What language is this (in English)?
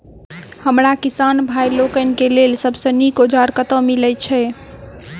Maithili